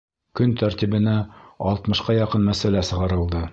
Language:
Bashkir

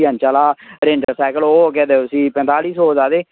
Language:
Dogri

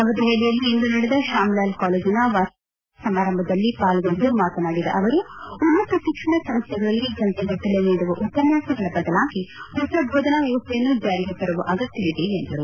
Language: Kannada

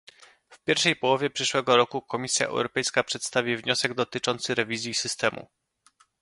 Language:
Polish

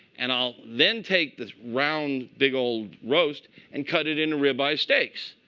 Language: English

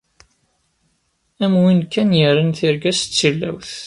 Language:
Kabyle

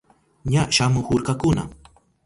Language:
Southern Pastaza Quechua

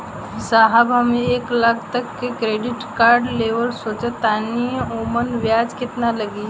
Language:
Bhojpuri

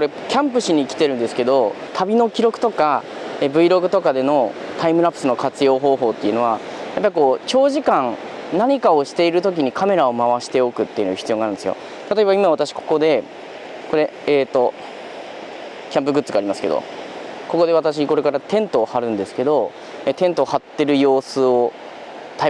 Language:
Japanese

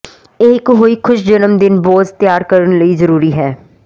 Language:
Punjabi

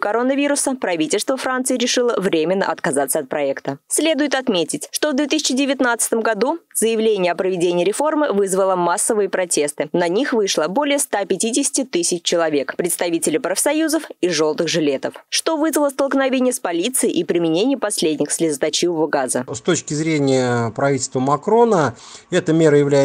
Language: Russian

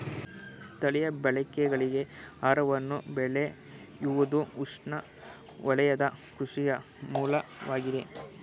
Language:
Kannada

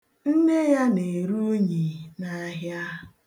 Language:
Igbo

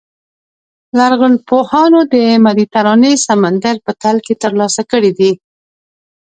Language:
Pashto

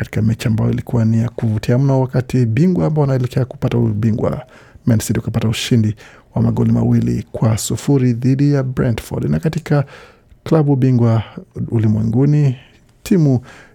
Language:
Swahili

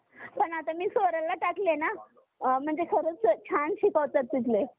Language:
Marathi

